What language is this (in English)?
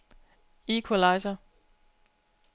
Danish